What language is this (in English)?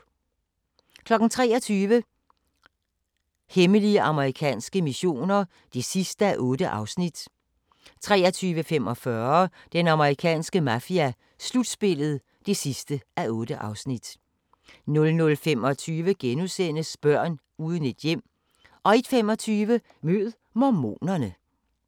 Danish